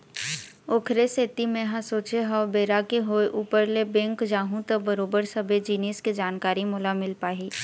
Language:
Chhattisgarhi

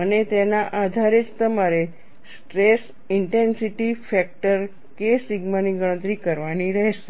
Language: Gujarati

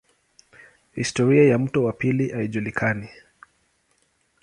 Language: Swahili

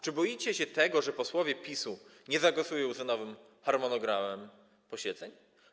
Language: Polish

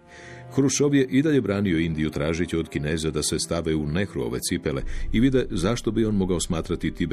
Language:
Croatian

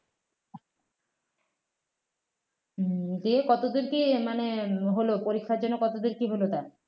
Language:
Bangla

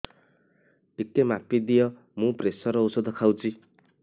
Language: Odia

